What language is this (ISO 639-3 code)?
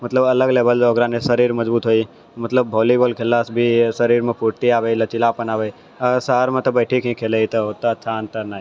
mai